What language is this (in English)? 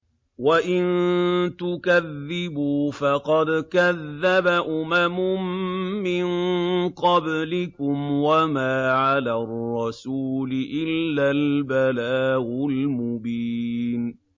Arabic